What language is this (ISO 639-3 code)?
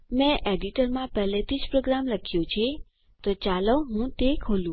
guj